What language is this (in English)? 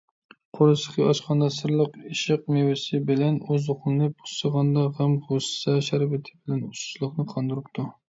Uyghur